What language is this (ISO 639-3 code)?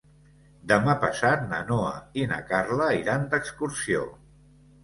cat